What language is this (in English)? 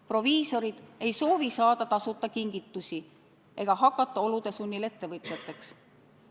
Estonian